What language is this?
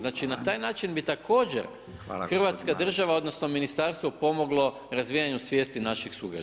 Croatian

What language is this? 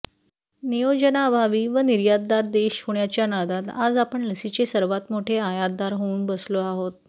Marathi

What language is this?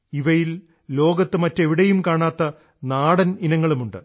Malayalam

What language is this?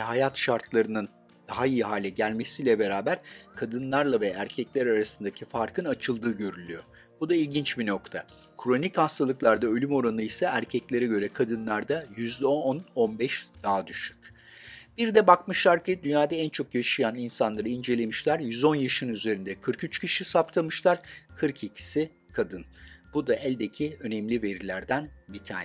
Turkish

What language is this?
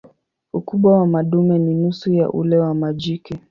Swahili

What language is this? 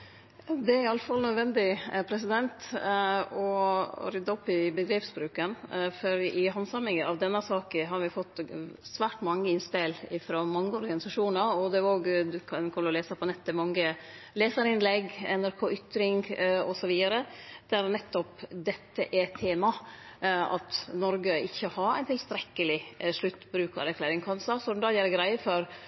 Norwegian Nynorsk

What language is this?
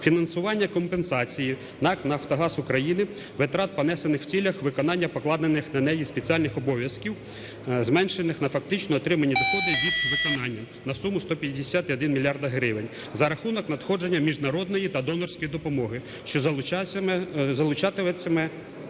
Ukrainian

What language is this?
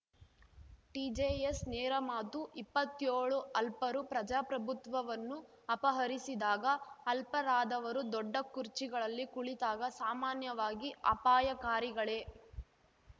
Kannada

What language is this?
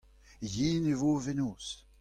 Breton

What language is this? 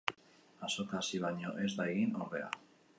Basque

